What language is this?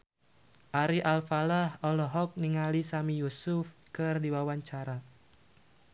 Sundanese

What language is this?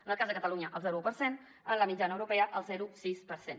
Catalan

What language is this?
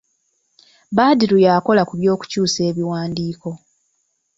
Ganda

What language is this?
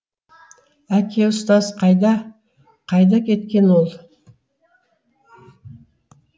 Kazakh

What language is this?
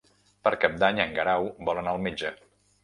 Catalan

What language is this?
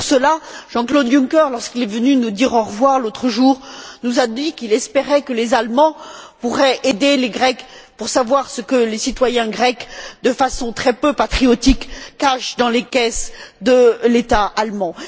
French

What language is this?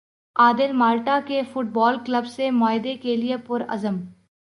Urdu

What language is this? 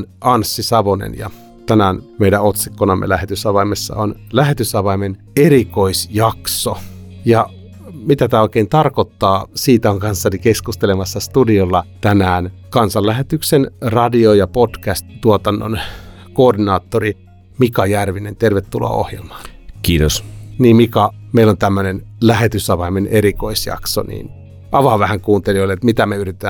Finnish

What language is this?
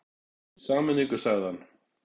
Icelandic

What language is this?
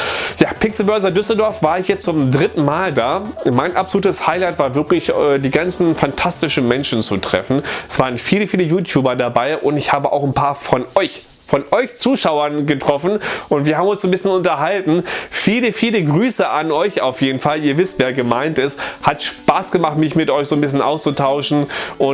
German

